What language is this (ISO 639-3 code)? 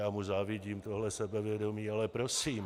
ces